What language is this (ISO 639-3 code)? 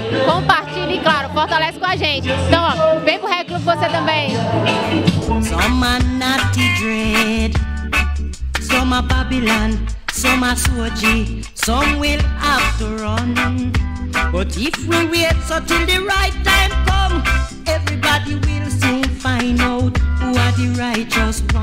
por